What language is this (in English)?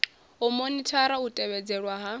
Venda